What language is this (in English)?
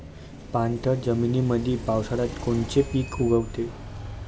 Marathi